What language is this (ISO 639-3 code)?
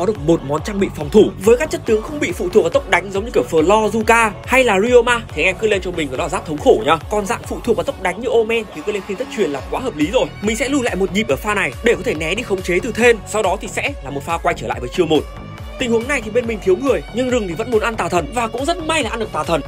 vie